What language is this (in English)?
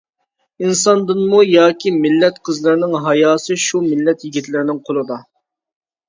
Uyghur